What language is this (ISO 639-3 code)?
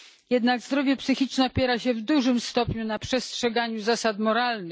pol